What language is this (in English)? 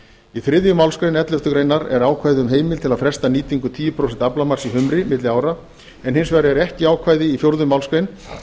Icelandic